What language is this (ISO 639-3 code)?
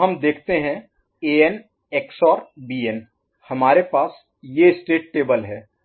hin